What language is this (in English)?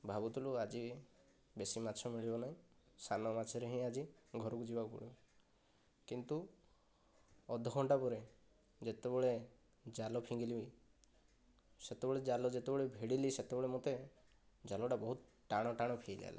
Odia